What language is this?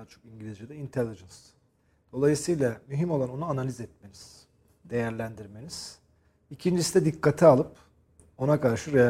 Turkish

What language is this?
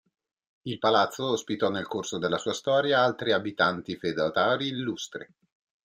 Italian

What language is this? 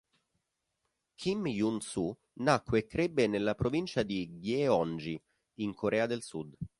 Italian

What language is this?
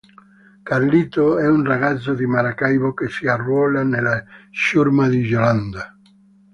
Italian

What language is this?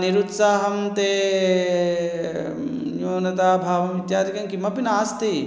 Sanskrit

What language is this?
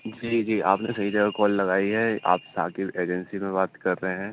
Urdu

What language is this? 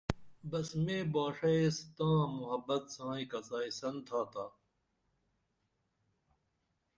Dameli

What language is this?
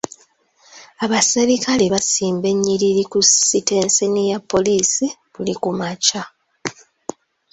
Ganda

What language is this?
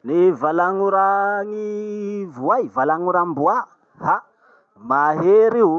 Masikoro Malagasy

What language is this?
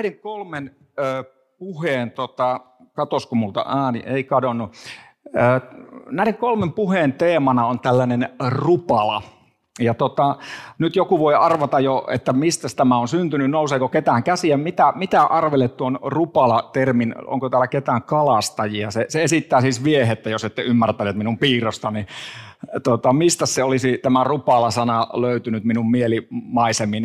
Finnish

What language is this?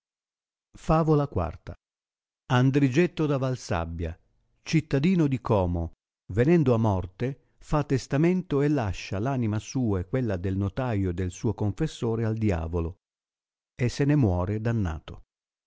Italian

